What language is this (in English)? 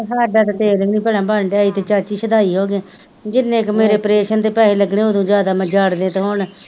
Punjabi